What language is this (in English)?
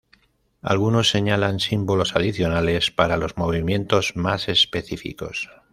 Spanish